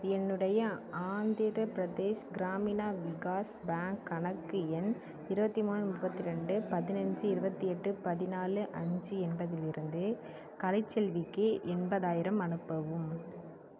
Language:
Tamil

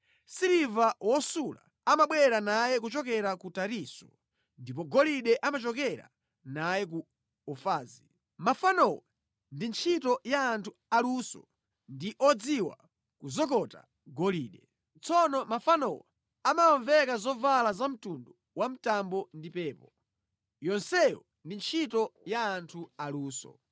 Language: Nyanja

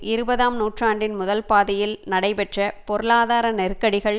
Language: Tamil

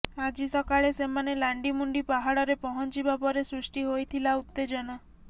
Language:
Odia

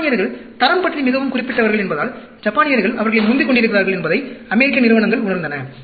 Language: Tamil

